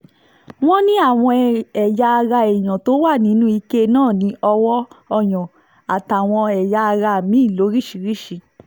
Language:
Yoruba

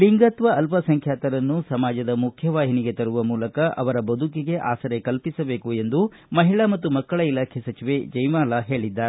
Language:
Kannada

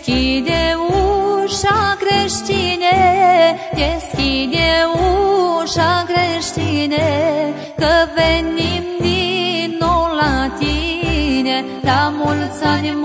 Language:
Romanian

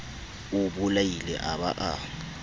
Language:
Southern Sotho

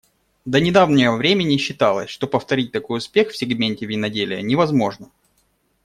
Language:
Russian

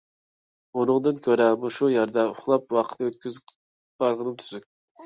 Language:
Uyghur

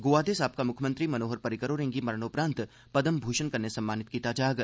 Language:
Dogri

